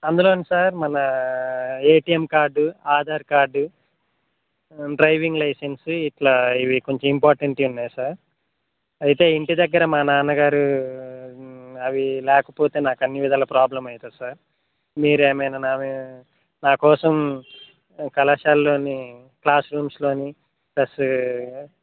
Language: Telugu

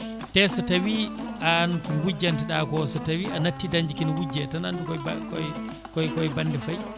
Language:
Fula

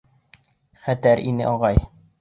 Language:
Bashkir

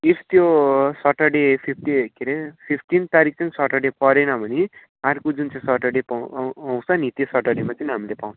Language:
Nepali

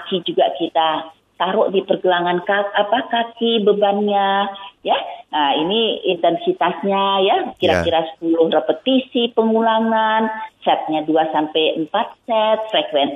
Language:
Indonesian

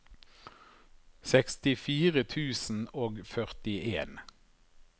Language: Norwegian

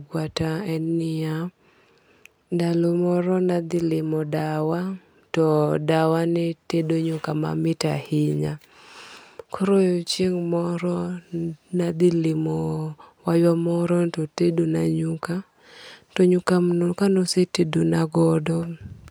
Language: Luo (Kenya and Tanzania)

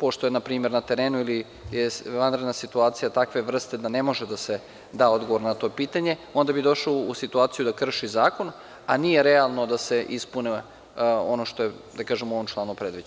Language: Serbian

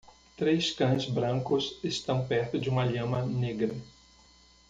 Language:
Portuguese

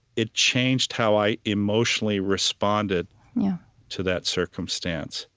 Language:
English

